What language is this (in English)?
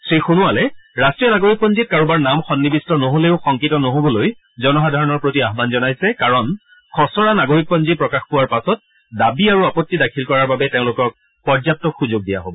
Assamese